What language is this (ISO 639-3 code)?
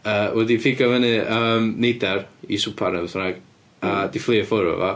cym